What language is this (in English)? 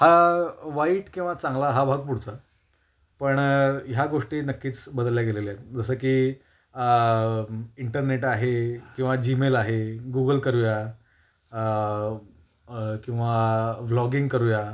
Marathi